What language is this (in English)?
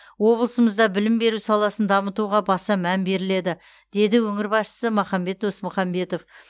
Kazakh